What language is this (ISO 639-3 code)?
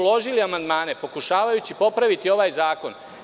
srp